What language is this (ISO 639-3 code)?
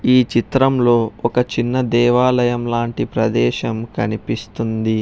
tel